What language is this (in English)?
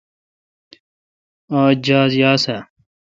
Kalkoti